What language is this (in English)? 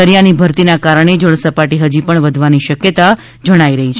Gujarati